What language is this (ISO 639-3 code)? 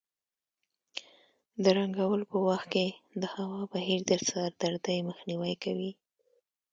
pus